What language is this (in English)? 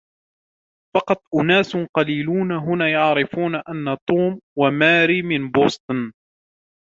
Arabic